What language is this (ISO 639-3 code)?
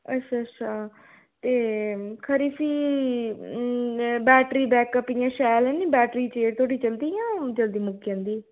doi